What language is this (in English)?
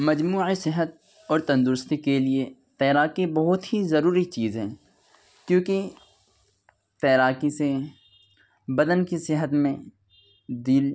Urdu